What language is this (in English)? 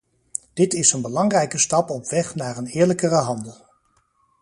Dutch